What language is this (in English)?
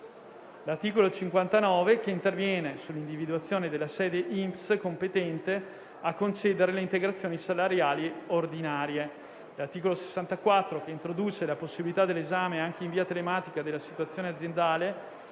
Italian